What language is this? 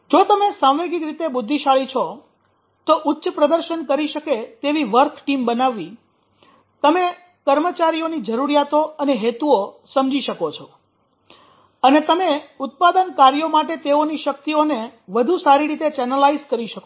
Gujarati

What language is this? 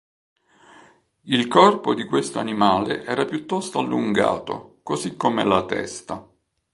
Italian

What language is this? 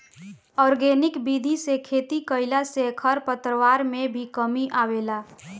Bhojpuri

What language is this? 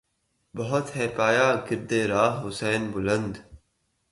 Urdu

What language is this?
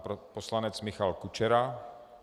Czech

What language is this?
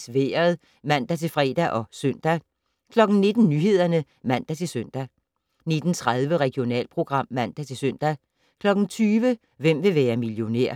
Danish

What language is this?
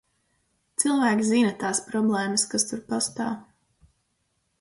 Latvian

